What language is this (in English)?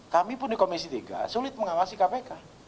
Indonesian